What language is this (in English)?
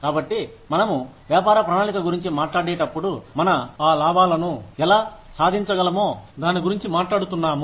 Telugu